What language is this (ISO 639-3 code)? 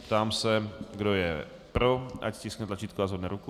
ces